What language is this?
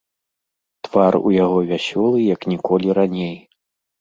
Belarusian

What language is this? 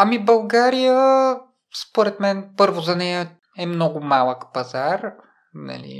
Bulgarian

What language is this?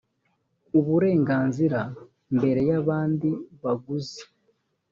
Kinyarwanda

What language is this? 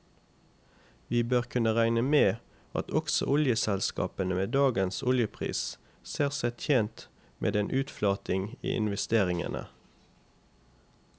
Norwegian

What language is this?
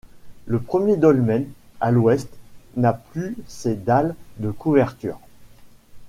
French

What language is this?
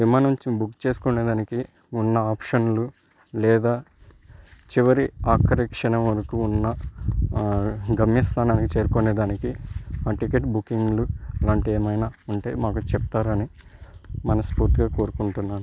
Telugu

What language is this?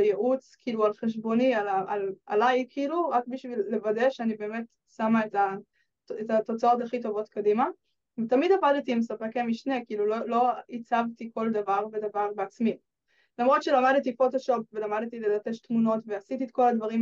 Hebrew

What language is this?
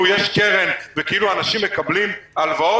Hebrew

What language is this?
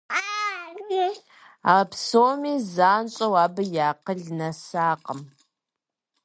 Kabardian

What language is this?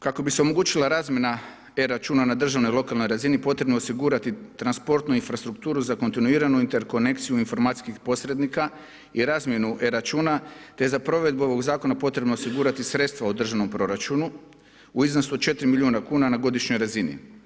Croatian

